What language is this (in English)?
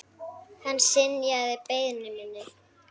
Icelandic